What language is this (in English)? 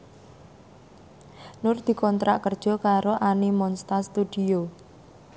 Javanese